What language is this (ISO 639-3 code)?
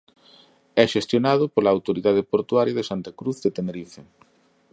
glg